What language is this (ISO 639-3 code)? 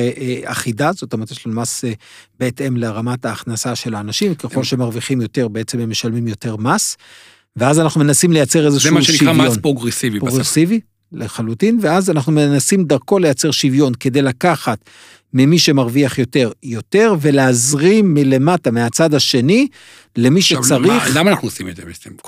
heb